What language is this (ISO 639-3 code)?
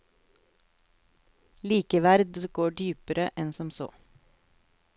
nor